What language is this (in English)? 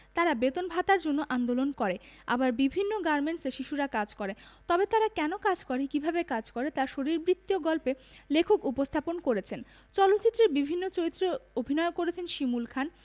Bangla